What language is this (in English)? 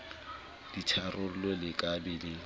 Southern Sotho